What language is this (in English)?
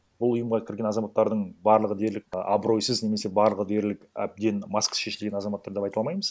Kazakh